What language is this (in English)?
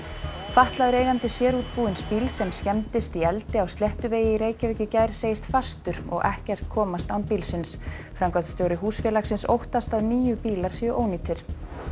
Icelandic